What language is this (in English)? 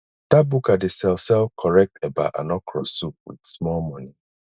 Nigerian Pidgin